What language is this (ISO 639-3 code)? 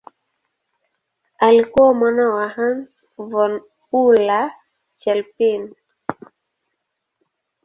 swa